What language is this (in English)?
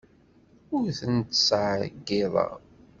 Kabyle